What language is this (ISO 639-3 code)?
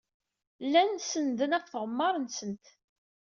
kab